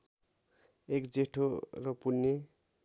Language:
Nepali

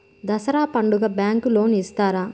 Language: Telugu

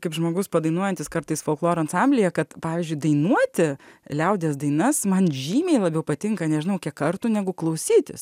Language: Lithuanian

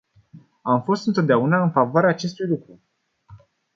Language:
Romanian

